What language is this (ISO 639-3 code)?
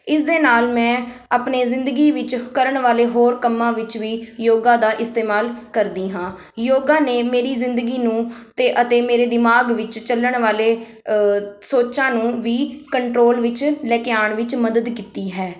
pan